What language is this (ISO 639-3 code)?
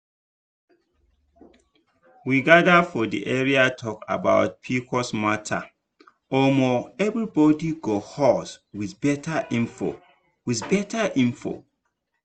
pcm